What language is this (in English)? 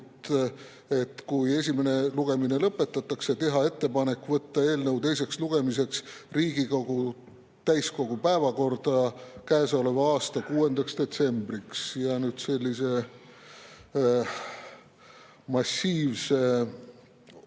Estonian